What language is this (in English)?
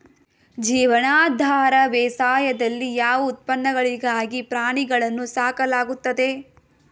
Kannada